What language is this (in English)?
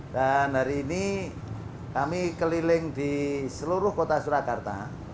Indonesian